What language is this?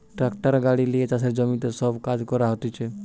Bangla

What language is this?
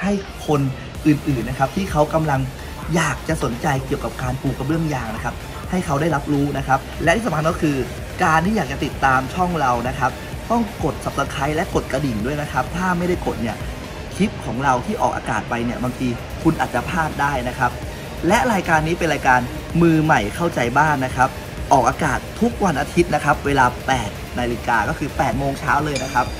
Thai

